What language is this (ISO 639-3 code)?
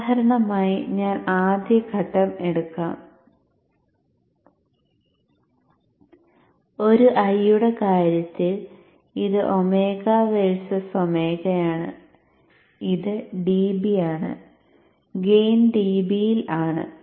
mal